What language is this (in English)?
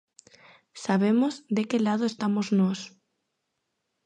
Galician